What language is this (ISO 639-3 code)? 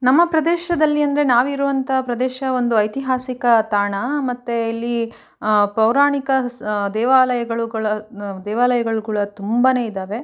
kan